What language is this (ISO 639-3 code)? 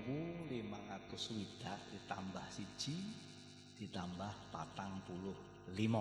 ind